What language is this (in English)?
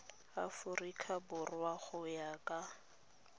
Tswana